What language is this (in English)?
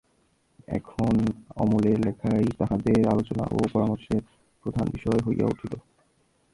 Bangla